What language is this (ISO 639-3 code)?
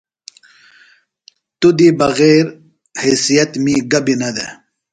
phl